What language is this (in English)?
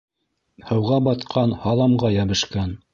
Bashkir